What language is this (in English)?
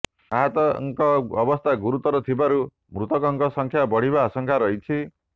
Odia